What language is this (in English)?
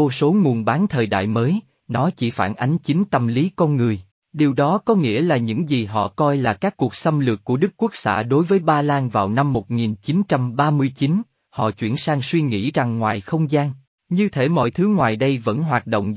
Vietnamese